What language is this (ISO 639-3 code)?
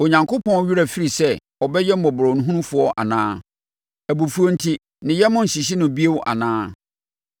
aka